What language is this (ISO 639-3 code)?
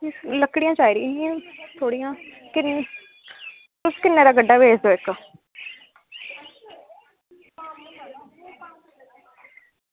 doi